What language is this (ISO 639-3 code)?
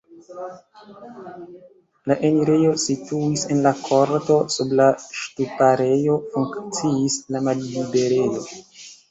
epo